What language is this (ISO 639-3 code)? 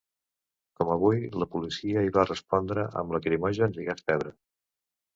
cat